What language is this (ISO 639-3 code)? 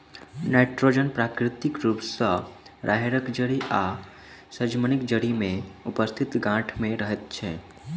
mai